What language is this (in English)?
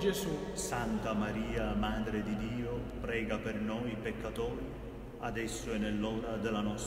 Italian